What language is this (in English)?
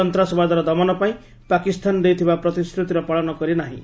Odia